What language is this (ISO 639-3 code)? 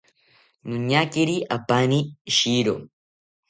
cpy